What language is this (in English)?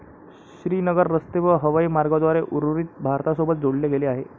Marathi